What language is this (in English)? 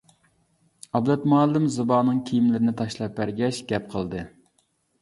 Uyghur